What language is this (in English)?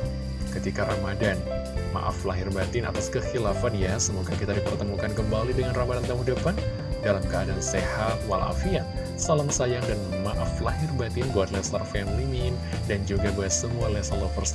Indonesian